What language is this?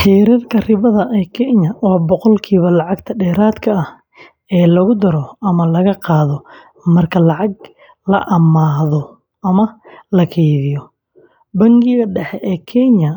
Somali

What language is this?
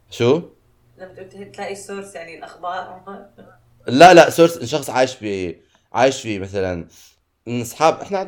Arabic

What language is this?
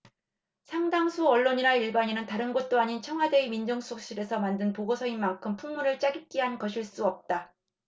Korean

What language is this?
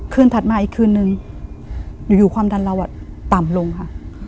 Thai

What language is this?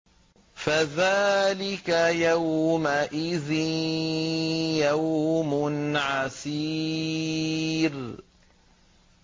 Arabic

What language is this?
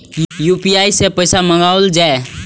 Maithili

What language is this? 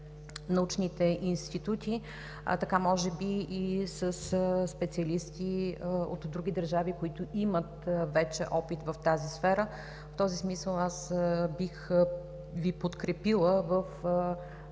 Bulgarian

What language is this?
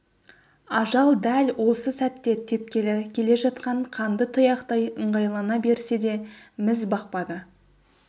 Kazakh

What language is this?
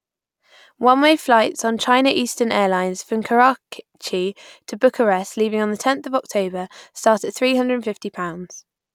English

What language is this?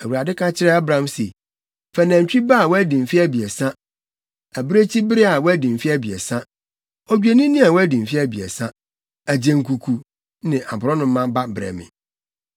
Akan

